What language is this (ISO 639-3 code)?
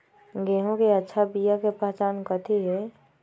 mag